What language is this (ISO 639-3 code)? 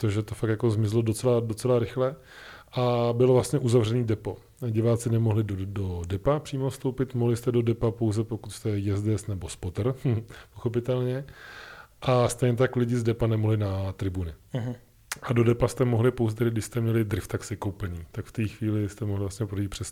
ces